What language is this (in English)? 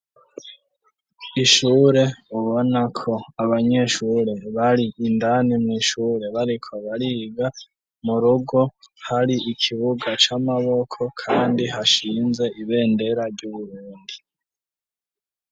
Rundi